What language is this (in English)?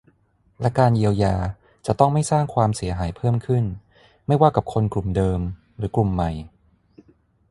Thai